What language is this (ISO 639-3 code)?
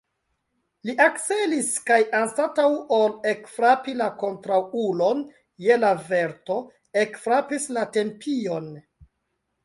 epo